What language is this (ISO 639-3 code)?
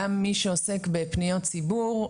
heb